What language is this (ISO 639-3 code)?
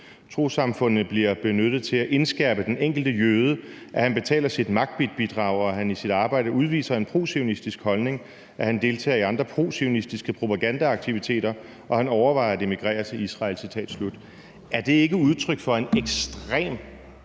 dan